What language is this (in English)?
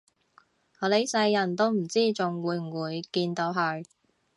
Cantonese